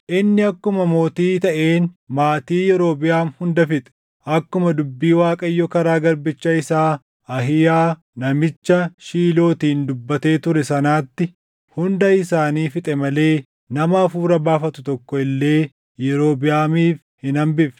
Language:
Oromo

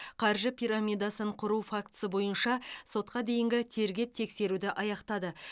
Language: Kazakh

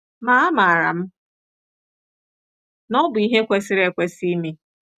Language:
Igbo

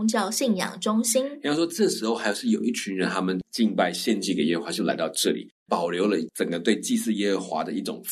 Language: Chinese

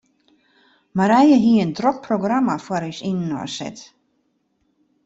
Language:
Western Frisian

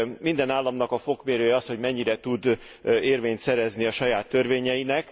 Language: Hungarian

